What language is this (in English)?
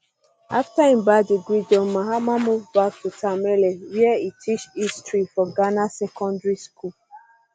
Nigerian Pidgin